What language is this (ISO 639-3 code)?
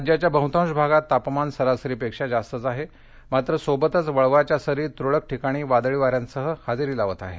mar